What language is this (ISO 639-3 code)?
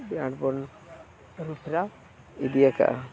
sat